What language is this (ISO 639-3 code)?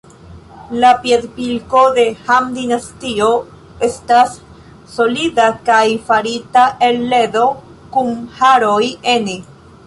epo